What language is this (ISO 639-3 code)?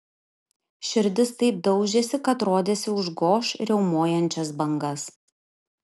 lit